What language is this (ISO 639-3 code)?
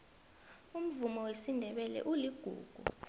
nbl